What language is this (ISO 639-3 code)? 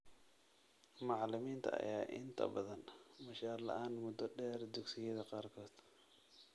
som